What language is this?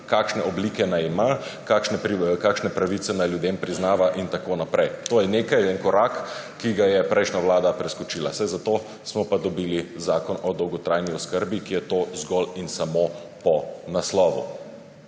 Slovenian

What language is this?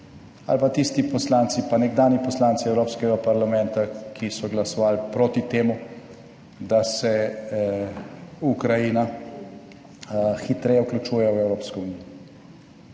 Slovenian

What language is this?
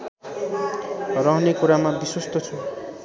Nepali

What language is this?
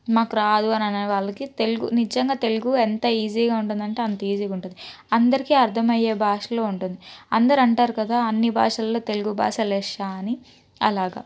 Telugu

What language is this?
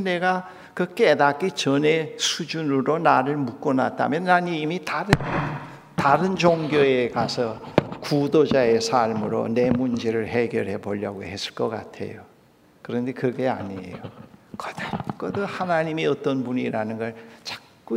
Korean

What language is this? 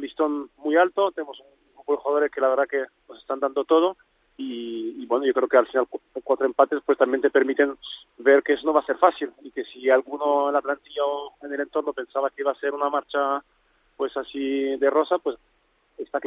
Spanish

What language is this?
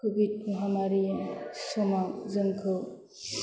Bodo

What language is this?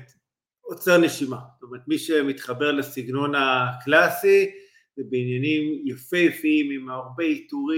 Hebrew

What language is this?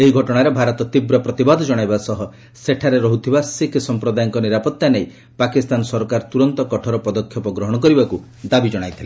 Odia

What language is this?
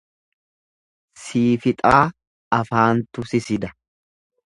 Oromo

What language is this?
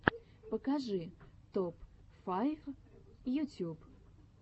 Russian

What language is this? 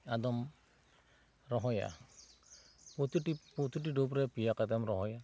Santali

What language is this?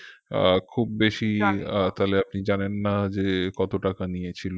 Bangla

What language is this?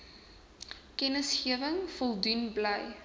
Afrikaans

